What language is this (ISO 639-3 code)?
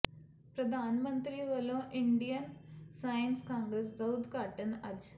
pan